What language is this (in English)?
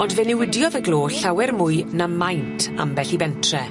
Welsh